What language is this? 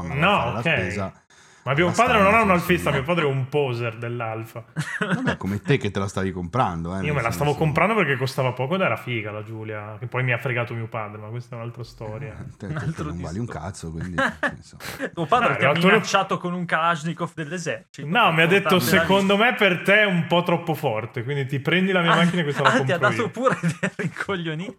Italian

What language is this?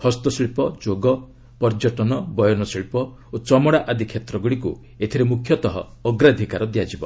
Odia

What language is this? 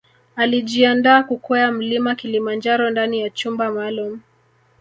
Swahili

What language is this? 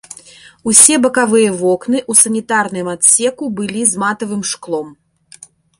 Belarusian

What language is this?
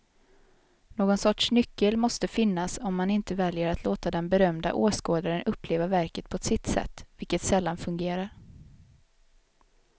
Swedish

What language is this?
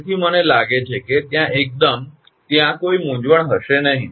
Gujarati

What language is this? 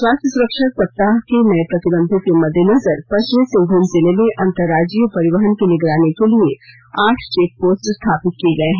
Hindi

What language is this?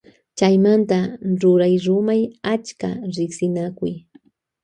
Loja Highland Quichua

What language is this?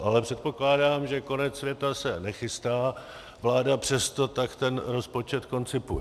Czech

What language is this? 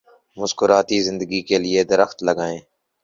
Urdu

